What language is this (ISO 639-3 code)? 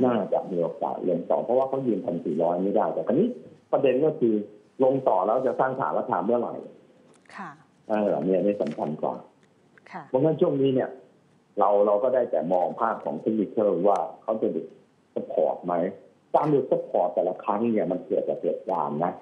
tha